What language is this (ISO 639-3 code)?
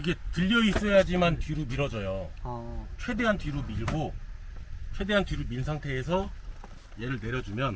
kor